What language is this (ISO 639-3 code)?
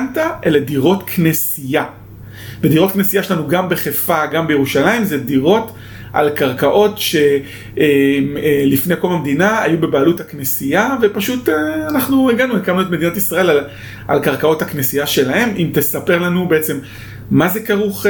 heb